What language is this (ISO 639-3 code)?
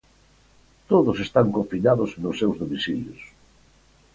glg